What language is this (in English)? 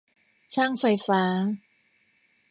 Thai